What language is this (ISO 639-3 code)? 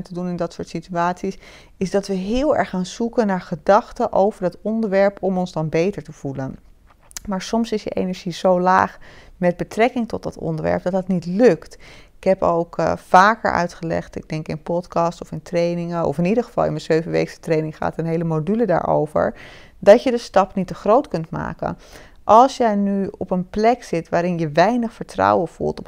nld